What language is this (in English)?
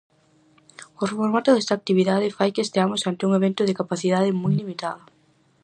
Galician